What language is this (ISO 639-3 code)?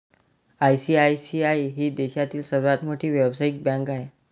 mar